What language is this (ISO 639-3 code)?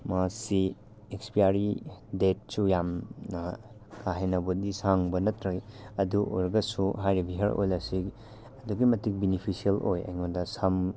mni